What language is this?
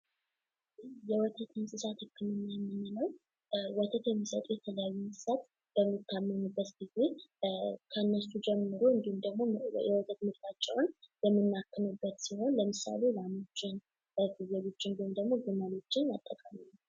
Amharic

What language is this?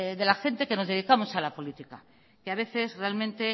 Spanish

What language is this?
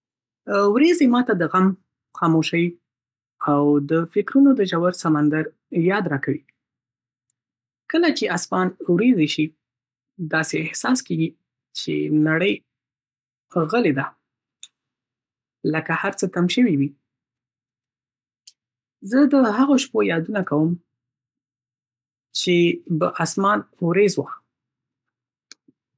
Pashto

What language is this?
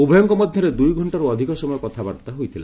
Odia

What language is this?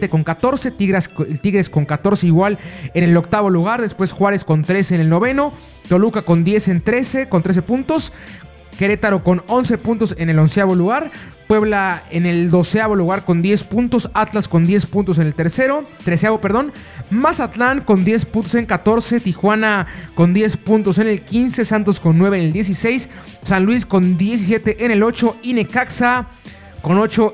Spanish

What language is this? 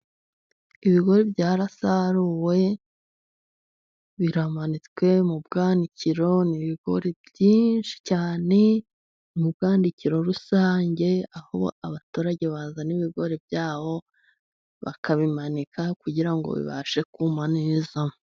Kinyarwanda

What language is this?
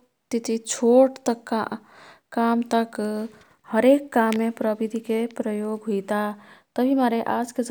Kathoriya Tharu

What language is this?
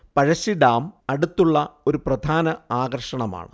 Malayalam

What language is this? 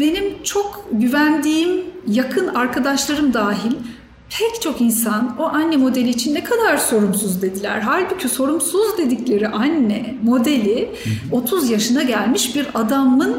Turkish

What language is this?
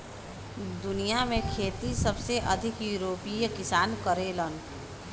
Bhojpuri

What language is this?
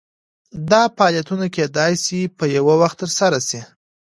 Pashto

